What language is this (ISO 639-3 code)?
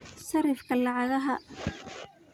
som